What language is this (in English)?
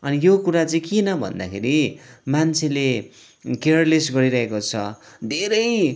Nepali